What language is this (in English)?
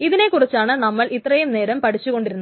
Malayalam